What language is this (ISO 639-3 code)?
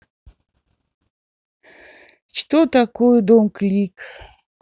rus